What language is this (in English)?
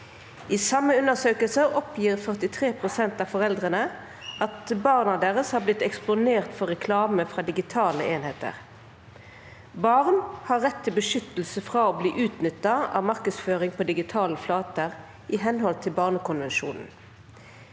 Norwegian